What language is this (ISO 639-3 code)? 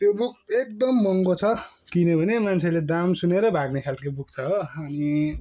nep